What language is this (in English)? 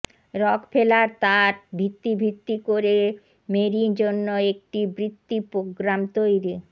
Bangla